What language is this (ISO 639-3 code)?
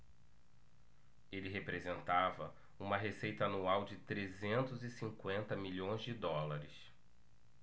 por